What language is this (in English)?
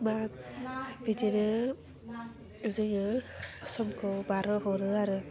Bodo